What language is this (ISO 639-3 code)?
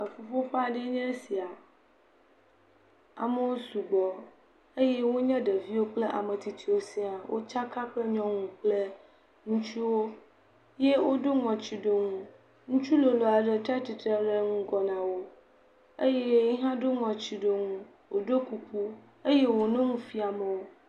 ewe